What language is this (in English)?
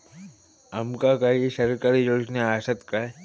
Marathi